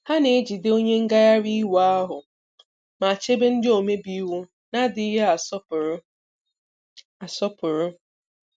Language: Igbo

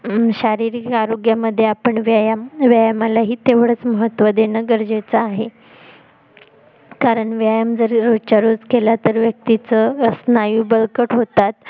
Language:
Marathi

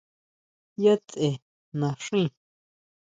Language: Huautla Mazatec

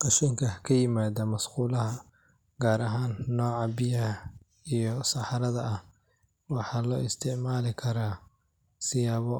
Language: Somali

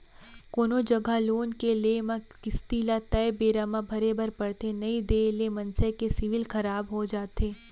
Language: Chhattisgarhi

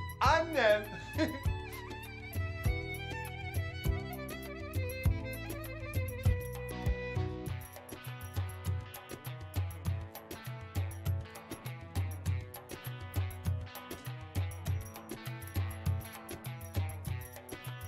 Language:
Turkish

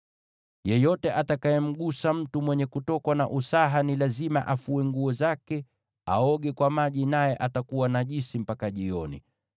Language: Swahili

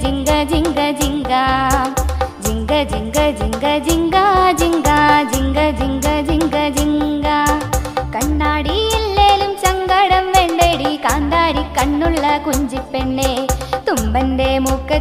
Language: Malayalam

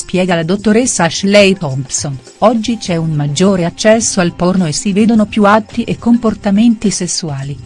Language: Italian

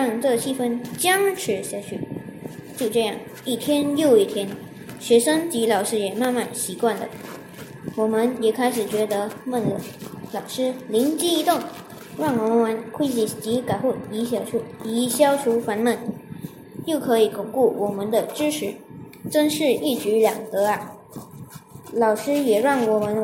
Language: Chinese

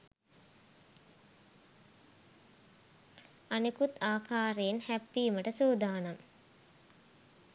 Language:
Sinhala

